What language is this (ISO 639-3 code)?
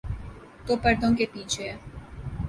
urd